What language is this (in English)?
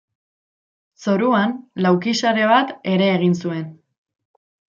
Basque